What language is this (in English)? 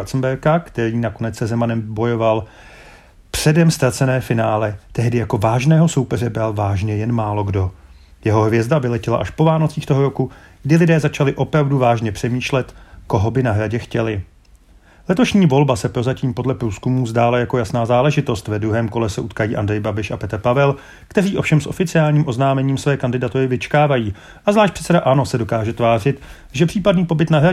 Czech